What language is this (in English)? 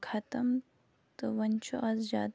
Kashmiri